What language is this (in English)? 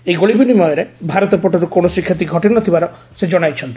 Odia